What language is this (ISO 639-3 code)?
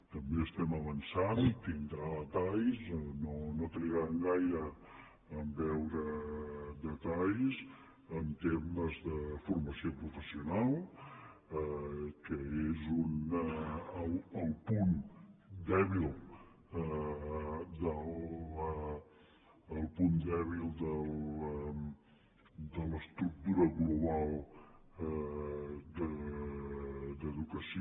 cat